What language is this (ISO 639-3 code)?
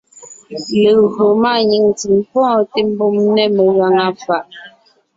nnh